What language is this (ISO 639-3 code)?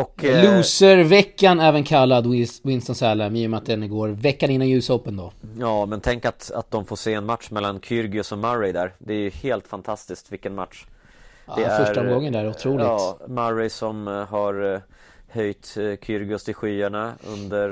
swe